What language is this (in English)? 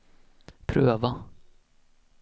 Swedish